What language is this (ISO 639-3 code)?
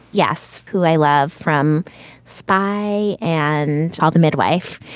eng